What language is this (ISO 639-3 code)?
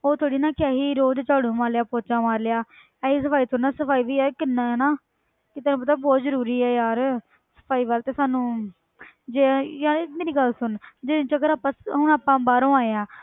pan